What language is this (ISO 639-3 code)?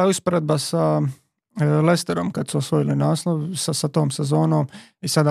hrv